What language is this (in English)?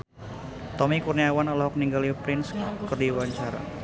Sundanese